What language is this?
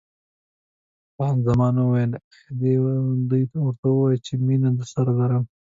Pashto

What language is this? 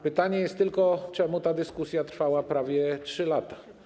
Polish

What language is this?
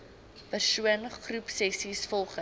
Afrikaans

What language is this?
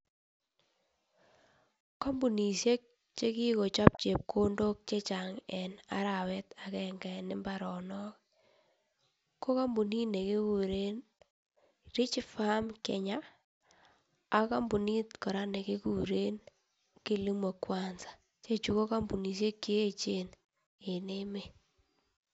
Kalenjin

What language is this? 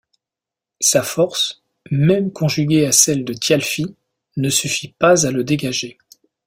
French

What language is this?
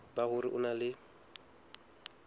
Southern Sotho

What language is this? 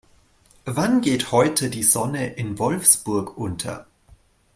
German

